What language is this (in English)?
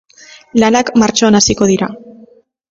Basque